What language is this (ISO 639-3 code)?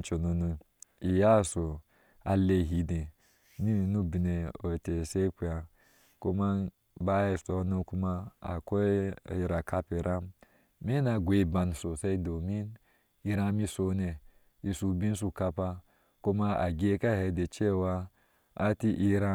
ahs